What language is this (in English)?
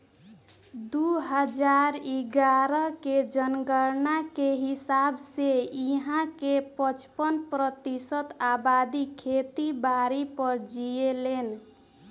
Bhojpuri